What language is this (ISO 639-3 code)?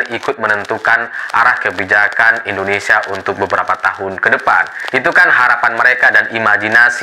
ind